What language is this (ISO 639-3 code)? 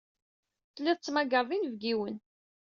kab